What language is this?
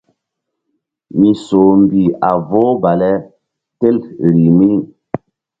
Mbum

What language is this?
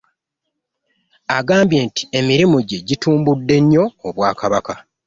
Ganda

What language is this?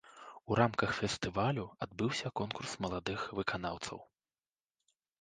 Belarusian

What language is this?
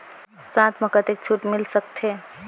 Chhattisgarhi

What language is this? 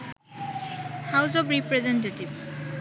Bangla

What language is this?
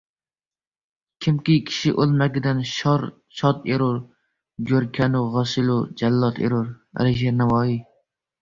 Uzbek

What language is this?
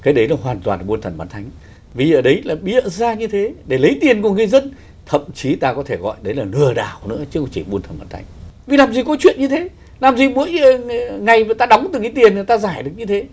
Vietnamese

